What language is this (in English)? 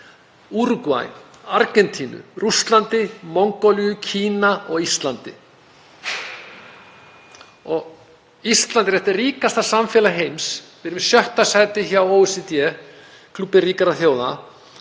Icelandic